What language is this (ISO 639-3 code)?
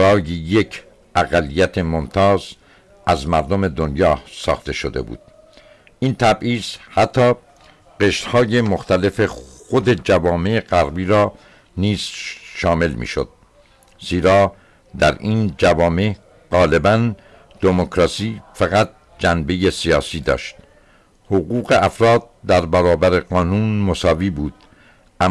fas